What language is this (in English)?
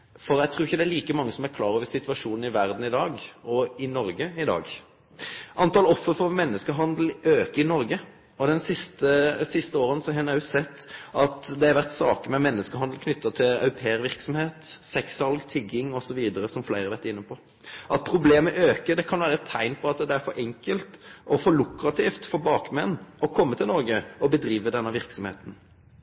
Norwegian Nynorsk